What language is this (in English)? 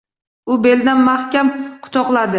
Uzbek